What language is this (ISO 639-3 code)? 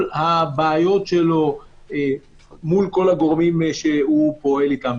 heb